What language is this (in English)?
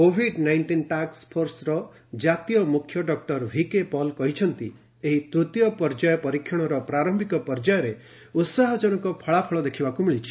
Odia